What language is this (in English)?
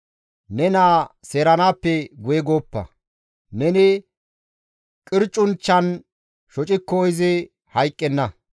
Gamo